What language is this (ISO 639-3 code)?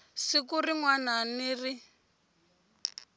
tso